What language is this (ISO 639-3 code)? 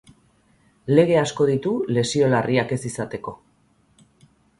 eus